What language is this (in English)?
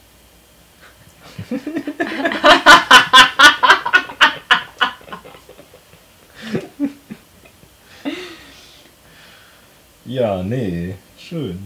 German